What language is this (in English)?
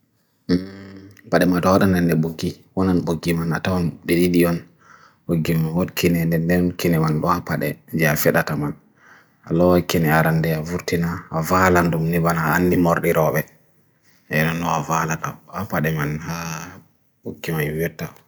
Bagirmi Fulfulde